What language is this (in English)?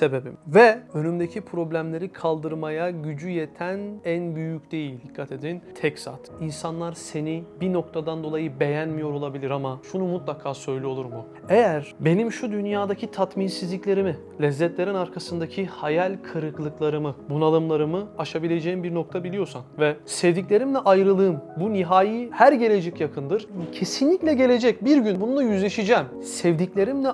Turkish